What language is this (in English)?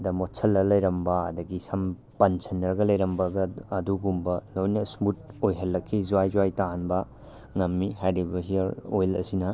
Manipuri